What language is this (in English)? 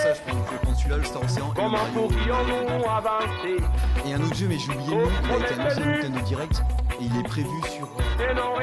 French